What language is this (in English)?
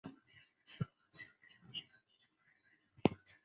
Chinese